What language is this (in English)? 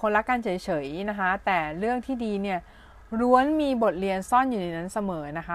Thai